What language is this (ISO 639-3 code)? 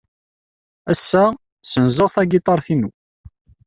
kab